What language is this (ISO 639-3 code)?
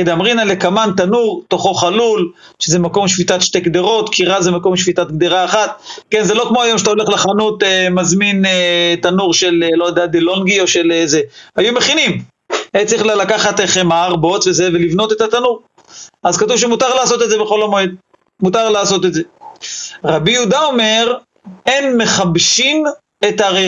heb